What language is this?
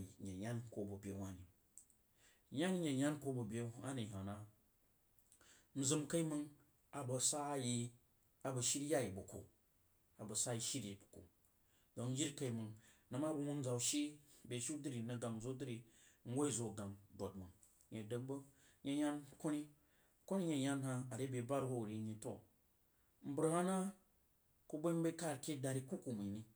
Jiba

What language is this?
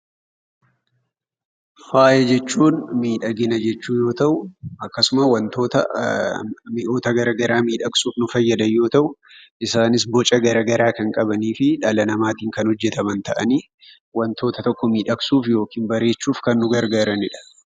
Oromo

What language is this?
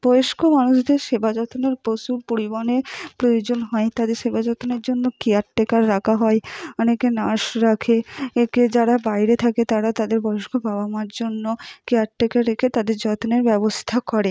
Bangla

